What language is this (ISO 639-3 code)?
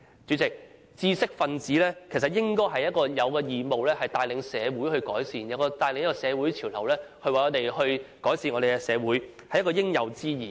yue